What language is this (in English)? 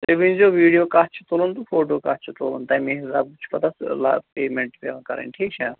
Kashmiri